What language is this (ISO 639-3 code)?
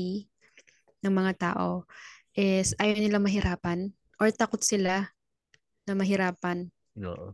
fil